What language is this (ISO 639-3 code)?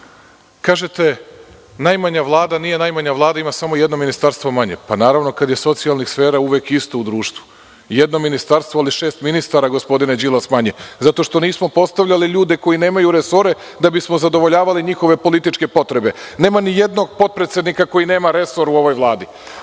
srp